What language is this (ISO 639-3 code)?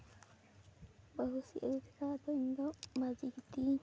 sat